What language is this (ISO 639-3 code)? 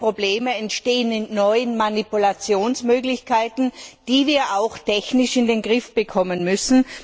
deu